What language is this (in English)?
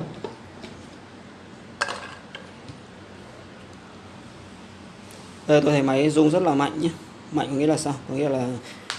Vietnamese